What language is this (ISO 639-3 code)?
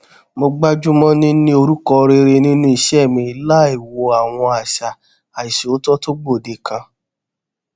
yor